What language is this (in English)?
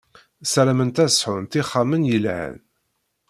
Kabyle